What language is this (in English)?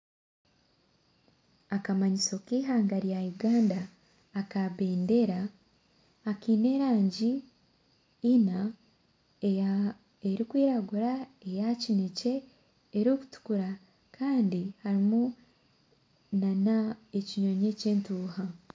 Nyankole